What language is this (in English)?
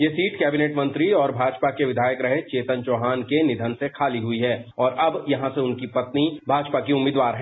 Hindi